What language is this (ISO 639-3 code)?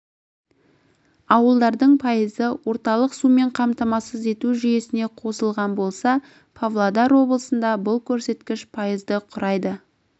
kaz